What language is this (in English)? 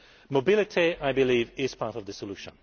English